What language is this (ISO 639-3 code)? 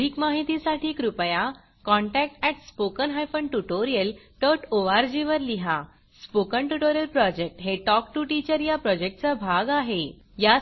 mar